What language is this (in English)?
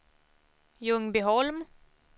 Swedish